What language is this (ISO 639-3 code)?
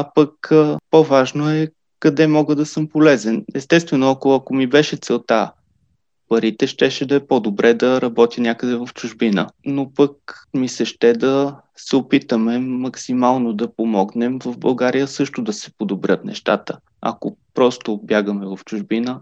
bul